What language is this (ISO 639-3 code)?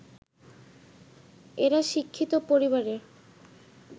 ben